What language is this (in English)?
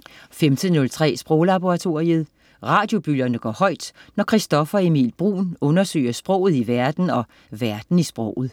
Danish